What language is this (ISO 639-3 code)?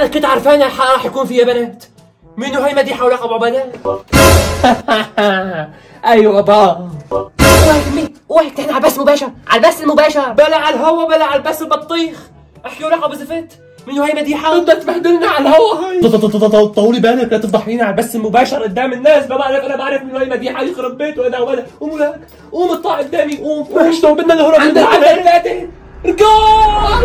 ara